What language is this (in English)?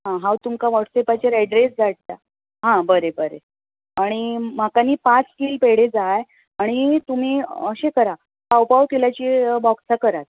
Konkani